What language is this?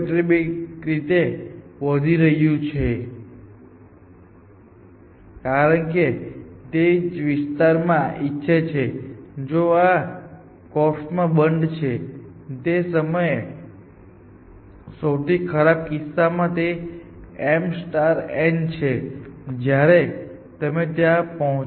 Gujarati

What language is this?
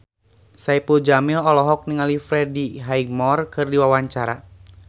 Sundanese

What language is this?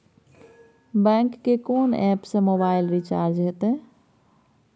Maithili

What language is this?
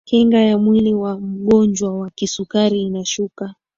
Swahili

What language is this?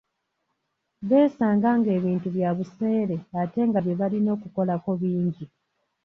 Ganda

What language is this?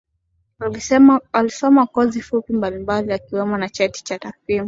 Swahili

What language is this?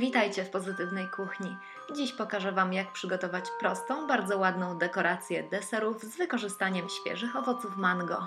Polish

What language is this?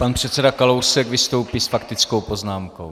Czech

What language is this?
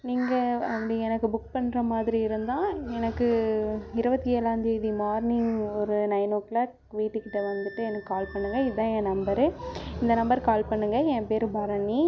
Tamil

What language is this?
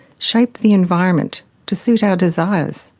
English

